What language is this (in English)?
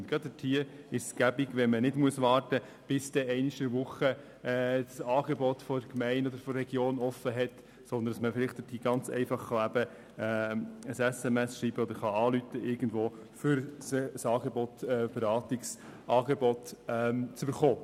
Swiss German